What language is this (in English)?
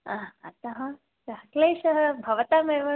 Sanskrit